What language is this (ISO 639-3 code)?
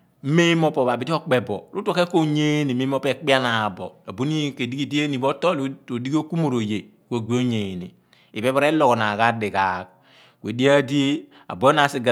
abn